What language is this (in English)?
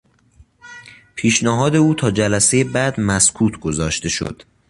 Persian